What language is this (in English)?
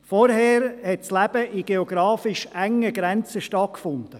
Swiss German